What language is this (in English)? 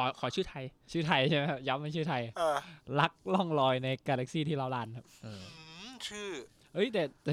Thai